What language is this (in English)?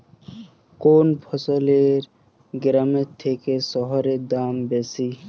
Bangla